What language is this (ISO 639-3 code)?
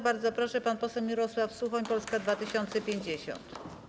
pol